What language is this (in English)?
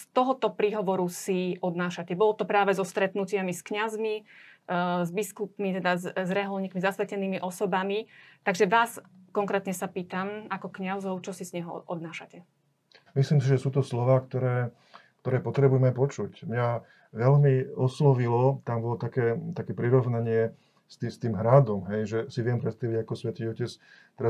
Slovak